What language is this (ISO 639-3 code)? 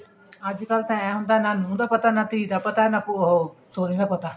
pan